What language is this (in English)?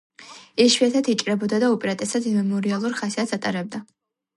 Georgian